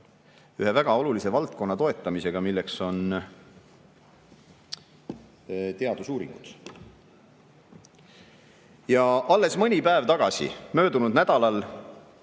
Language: Estonian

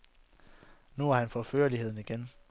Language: Danish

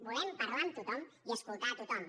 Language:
Catalan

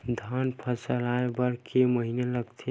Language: Chhattisgarhi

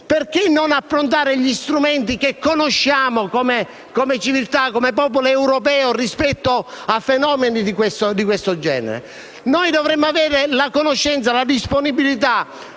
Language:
Italian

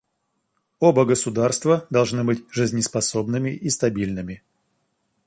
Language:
Russian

